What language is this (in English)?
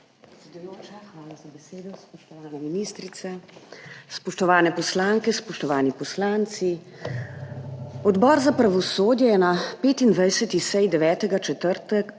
Slovenian